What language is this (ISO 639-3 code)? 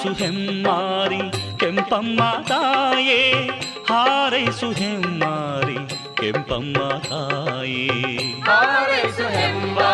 kan